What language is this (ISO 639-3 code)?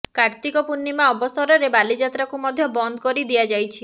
ori